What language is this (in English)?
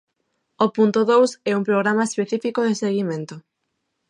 Galician